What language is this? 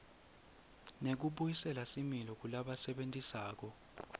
Swati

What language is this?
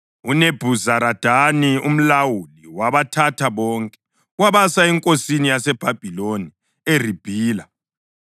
North Ndebele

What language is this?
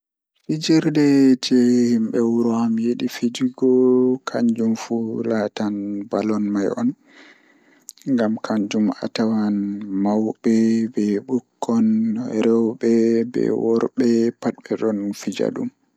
Fula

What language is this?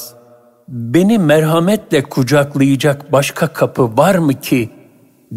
Turkish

